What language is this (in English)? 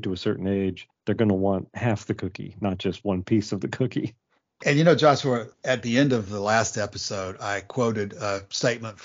English